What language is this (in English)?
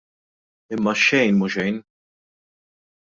Maltese